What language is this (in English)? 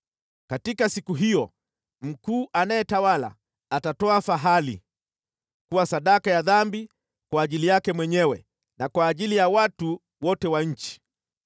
Swahili